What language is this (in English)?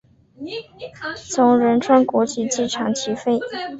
Chinese